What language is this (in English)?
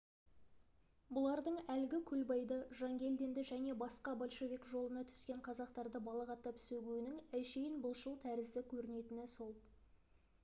Kazakh